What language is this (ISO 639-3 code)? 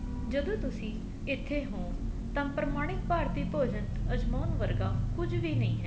pan